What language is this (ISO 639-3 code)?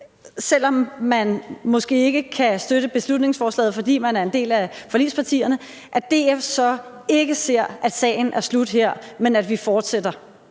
dan